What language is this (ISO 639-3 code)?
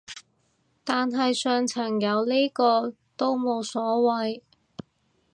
yue